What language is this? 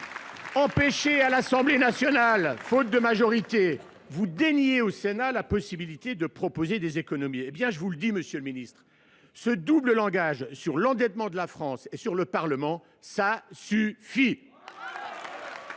French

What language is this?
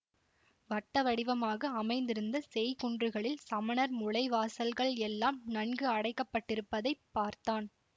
Tamil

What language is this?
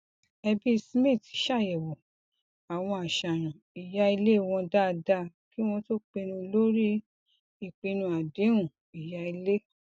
Yoruba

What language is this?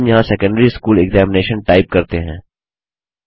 Hindi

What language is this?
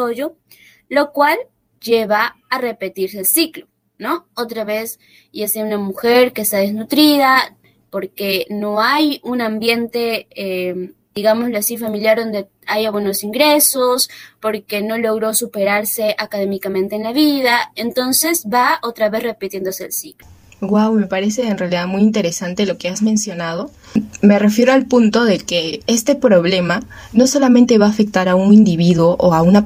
Spanish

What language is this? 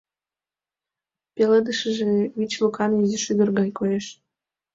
Mari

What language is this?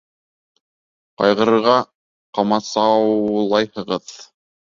Bashkir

